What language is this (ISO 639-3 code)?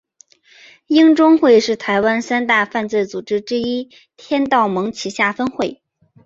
zho